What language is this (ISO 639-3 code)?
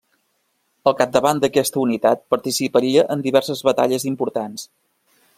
cat